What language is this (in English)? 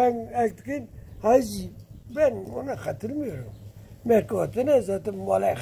Turkish